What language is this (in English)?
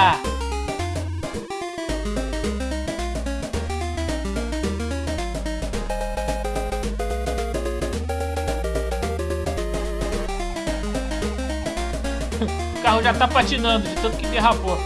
Portuguese